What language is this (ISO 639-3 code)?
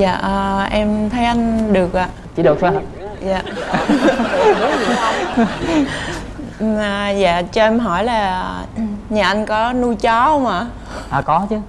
vie